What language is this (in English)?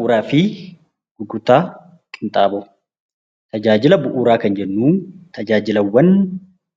Oromo